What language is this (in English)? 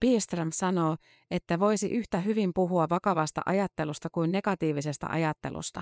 Finnish